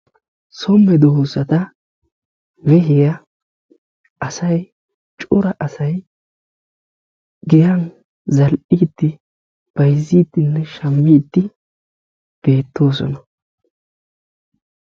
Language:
Wolaytta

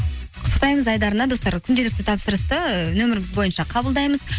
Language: Kazakh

